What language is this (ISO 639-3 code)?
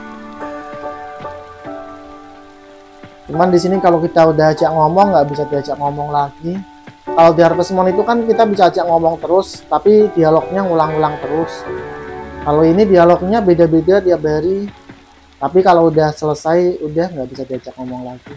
ind